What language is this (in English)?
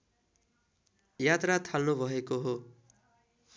Nepali